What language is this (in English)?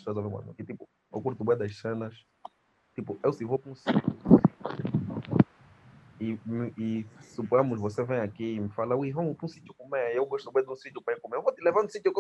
Portuguese